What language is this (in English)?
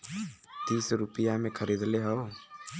Bhojpuri